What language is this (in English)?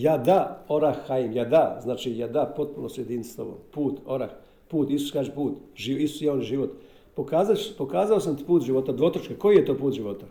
Croatian